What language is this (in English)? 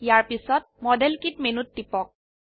Assamese